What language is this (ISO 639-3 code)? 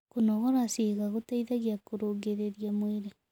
kik